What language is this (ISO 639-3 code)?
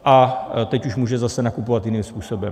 ces